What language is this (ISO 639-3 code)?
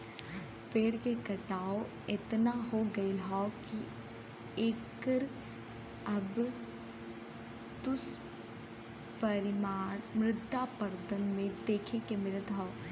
bho